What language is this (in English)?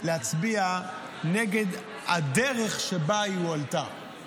Hebrew